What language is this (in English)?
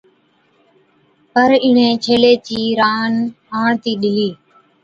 Od